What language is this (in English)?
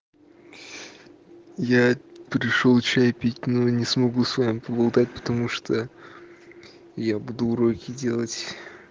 Russian